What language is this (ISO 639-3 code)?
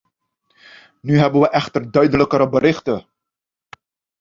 nld